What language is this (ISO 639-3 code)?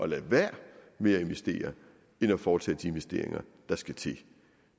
dan